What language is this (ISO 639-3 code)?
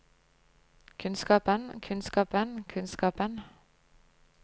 nor